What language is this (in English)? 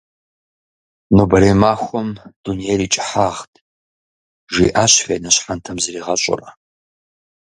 Kabardian